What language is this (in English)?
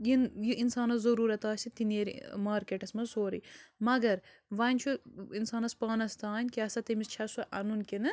Kashmiri